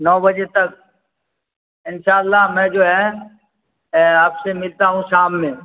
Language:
Urdu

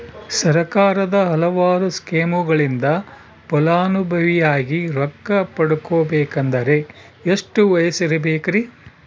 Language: Kannada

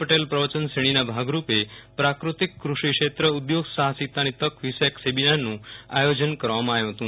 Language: Gujarati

